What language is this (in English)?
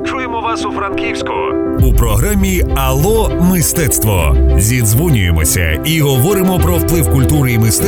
Ukrainian